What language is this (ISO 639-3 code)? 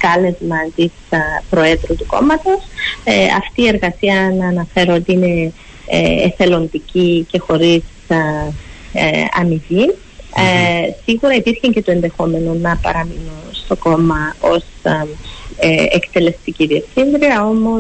ell